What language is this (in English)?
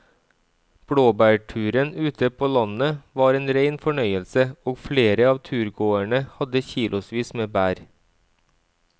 Norwegian